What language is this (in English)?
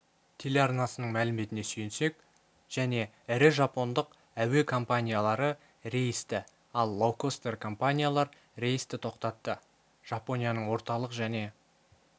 Kazakh